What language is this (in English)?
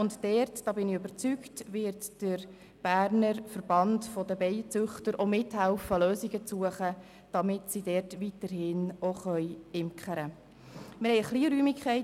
Swiss German